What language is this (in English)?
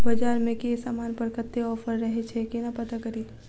Maithili